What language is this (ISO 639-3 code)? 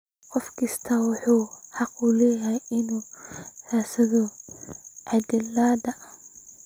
som